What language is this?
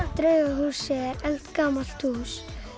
Icelandic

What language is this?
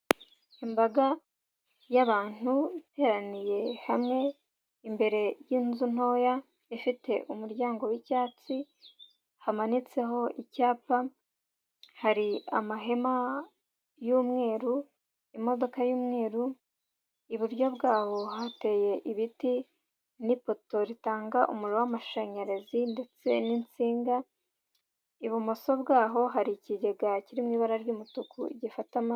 Kinyarwanda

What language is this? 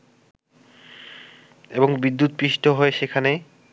Bangla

